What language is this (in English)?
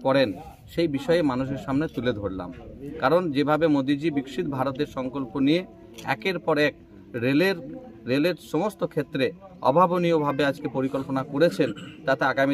Bangla